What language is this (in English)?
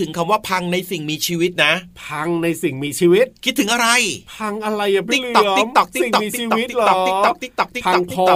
Thai